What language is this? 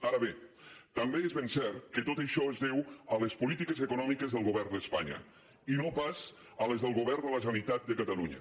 Catalan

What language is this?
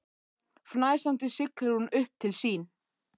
Icelandic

